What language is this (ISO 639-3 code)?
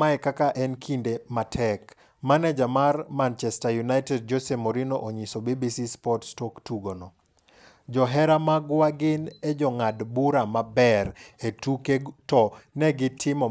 luo